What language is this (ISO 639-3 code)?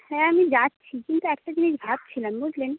ben